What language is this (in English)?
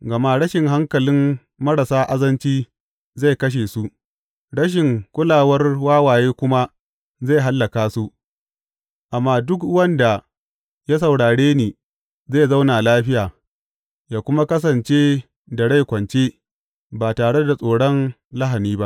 Hausa